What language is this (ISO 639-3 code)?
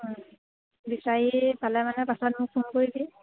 asm